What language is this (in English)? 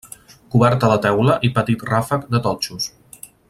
Catalan